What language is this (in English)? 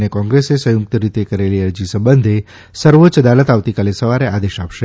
Gujarati